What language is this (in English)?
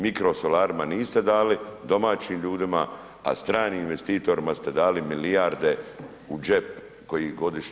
Croatian